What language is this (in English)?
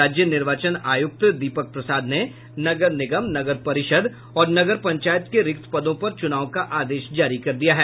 Hindi